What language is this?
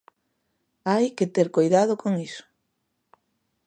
Galician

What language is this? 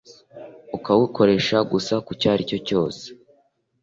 Kinyarwanda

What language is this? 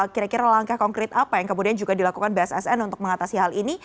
Indonesian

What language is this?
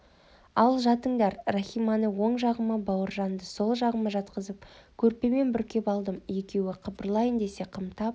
Kazakh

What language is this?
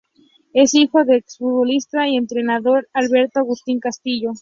Spanish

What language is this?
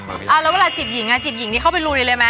Thai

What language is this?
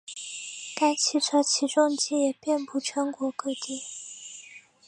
Chinese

